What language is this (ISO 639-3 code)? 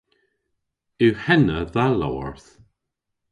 cor